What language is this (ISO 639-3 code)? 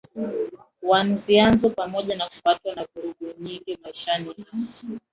swa